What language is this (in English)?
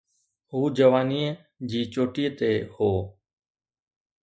Sindhi